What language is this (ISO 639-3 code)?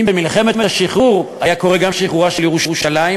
heb